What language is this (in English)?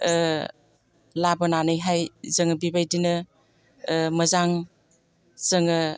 Bodo